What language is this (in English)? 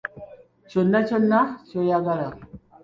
Ganda